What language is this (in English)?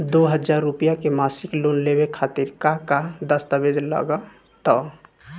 Bhojpuri